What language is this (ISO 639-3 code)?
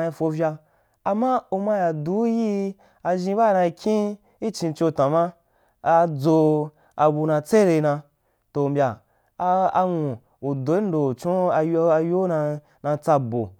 juk